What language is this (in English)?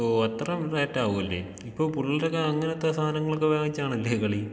Malayalam